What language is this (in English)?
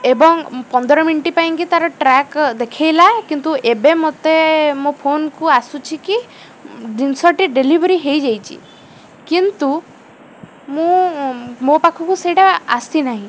Odia